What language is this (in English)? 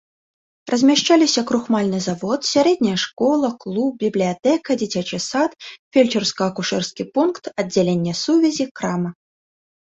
Belarusian